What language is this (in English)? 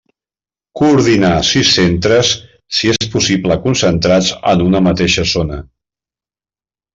Catalan